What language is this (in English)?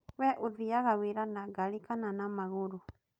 Kikuyu